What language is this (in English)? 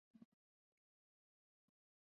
Chinese